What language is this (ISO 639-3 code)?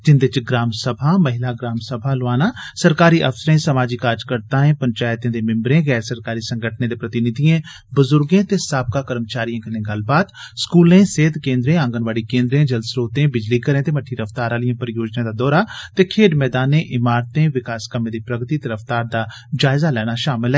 doi